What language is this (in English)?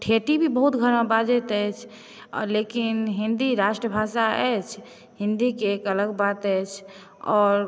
Maithili